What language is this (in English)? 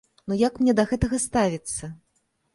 Belarusian